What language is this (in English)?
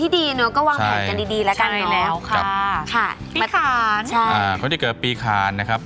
Thai